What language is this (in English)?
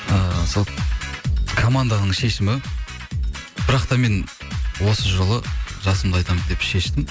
Kazakh